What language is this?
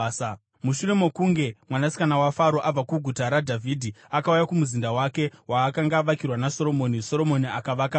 Shona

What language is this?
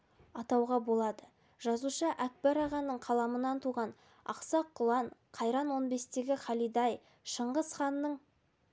Kazakh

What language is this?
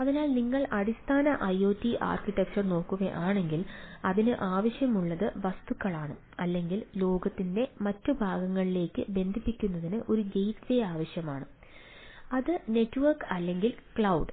Malayalam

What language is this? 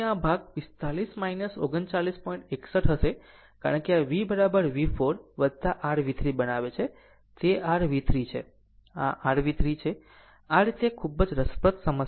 Gujarati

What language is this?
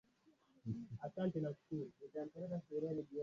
Swahili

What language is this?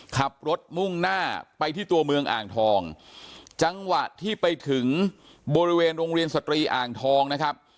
Thai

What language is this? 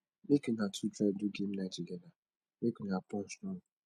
Nigerian Pidgin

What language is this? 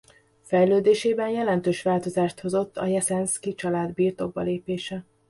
Hungarian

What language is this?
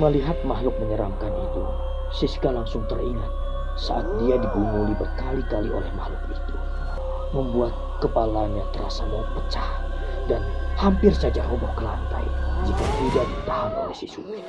Indonesian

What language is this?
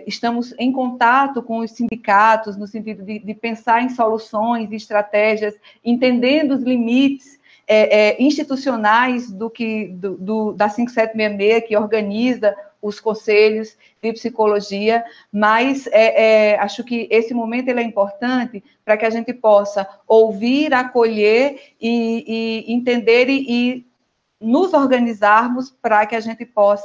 Portuguese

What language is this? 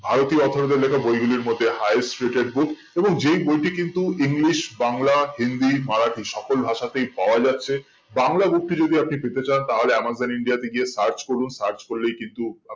Bangla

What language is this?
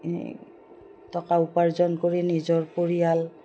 Assamese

